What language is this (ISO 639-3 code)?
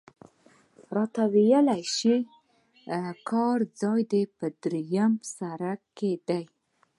pus